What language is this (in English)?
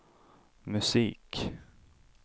Swedish